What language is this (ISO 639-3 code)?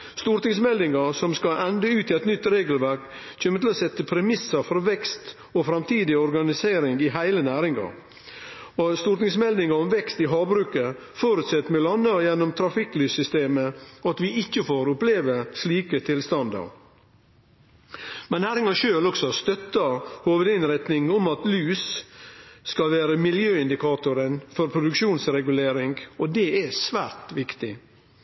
nno